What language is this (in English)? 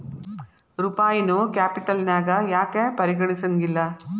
Kannada